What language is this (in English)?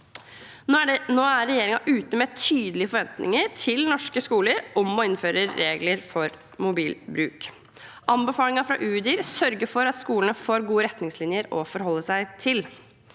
Norwegian